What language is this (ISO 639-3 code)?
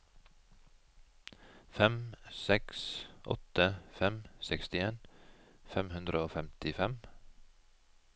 nor